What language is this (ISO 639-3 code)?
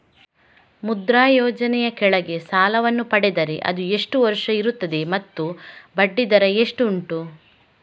kan